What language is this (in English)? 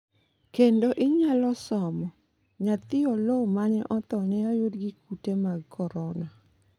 Luo (Kenya and Tanzania)